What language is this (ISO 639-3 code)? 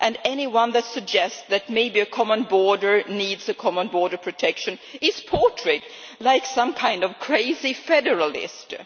eng